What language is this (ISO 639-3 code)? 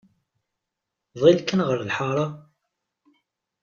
kab